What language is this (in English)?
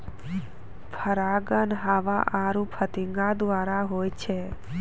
Maithili